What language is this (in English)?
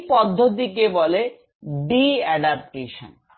Bangla